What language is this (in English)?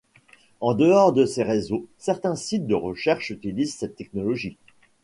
French